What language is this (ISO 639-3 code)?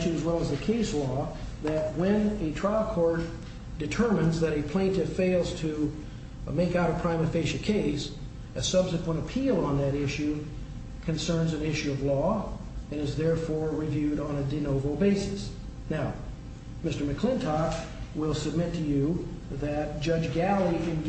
eng